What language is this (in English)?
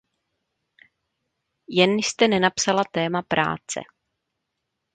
Czech